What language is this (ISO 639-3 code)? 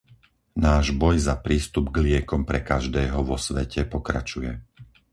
slk